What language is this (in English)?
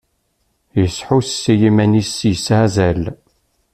Kabyle